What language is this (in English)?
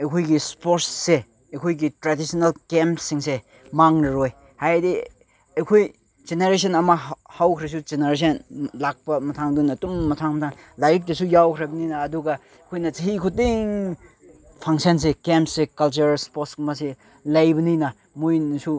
Manipuri